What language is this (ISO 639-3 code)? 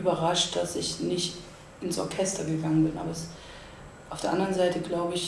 deu